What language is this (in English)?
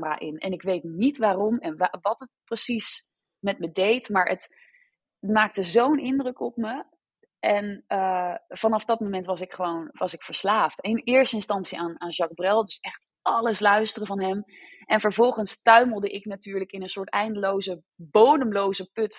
Dutch